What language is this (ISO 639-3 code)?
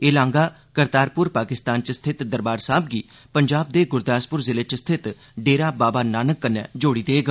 doi